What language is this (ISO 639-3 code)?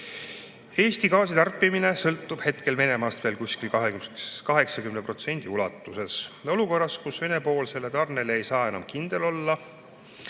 est